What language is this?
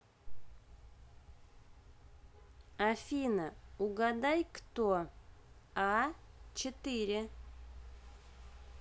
Russian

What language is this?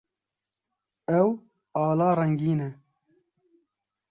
Kurdish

